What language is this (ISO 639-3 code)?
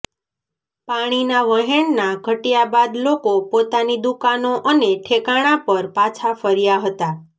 guj